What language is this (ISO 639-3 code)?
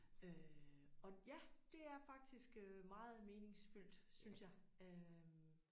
dan